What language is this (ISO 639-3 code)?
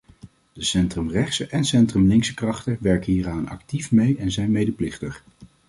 nld